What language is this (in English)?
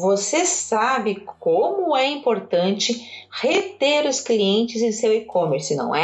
Portuguese